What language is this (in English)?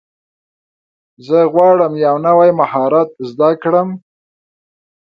Pashto